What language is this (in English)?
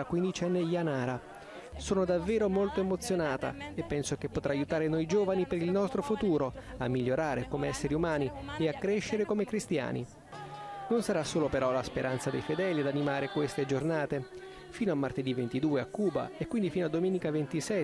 Italian